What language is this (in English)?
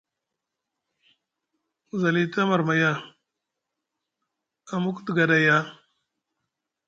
Musgu